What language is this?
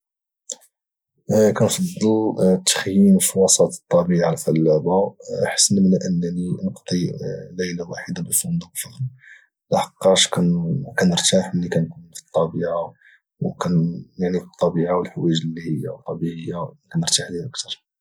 Moroccan Arabic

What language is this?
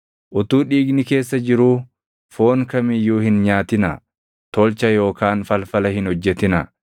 Oromo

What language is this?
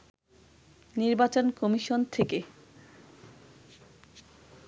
Bangla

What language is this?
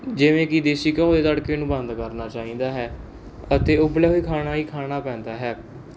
Punjabi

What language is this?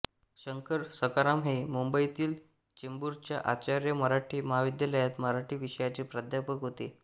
Marathi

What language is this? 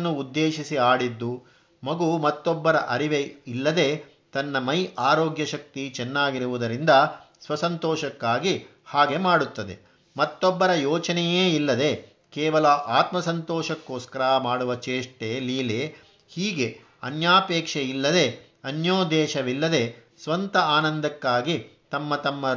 Kannada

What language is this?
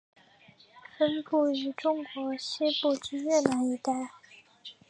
Chinese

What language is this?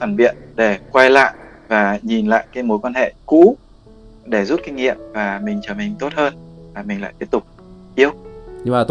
Vietnamese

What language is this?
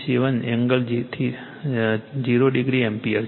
Gujarati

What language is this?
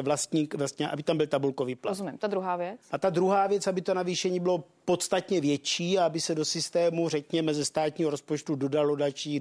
Czech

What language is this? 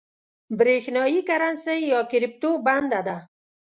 Pashto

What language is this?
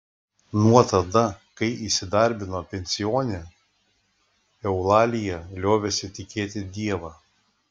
Lithuanian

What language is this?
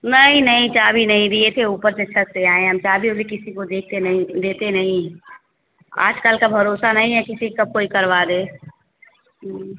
Hindi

